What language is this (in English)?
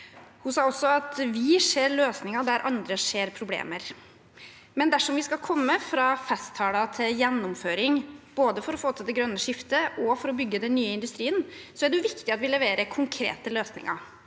Norwegian